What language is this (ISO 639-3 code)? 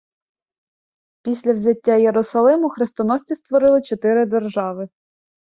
ukr